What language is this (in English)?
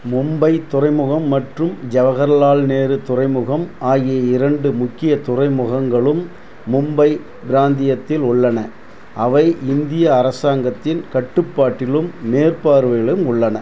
Tamil